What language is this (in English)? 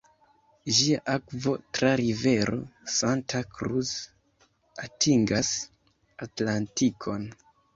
Esperanto